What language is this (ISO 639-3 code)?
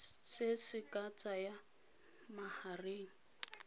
tsn